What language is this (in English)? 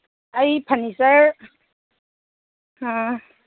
Manipuri